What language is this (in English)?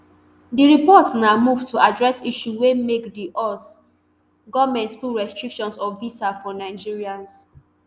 Nigerian Pidgin